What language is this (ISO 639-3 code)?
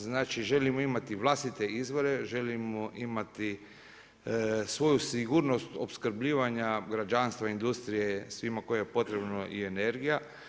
hrv